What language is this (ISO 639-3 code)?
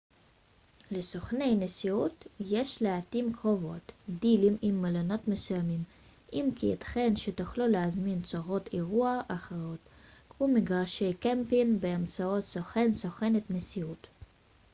heb